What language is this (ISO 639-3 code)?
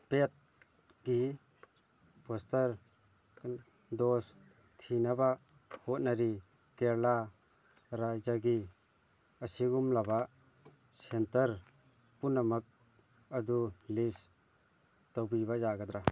mni